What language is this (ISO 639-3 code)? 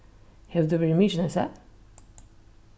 fao